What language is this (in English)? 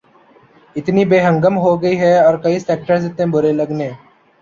Urdu